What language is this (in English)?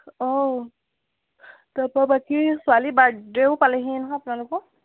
Assamese